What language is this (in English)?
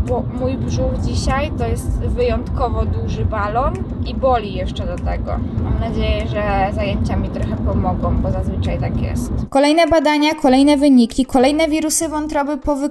Polish